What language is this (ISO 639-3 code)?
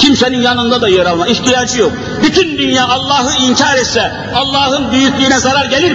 tur